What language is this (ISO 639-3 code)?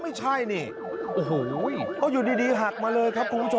tha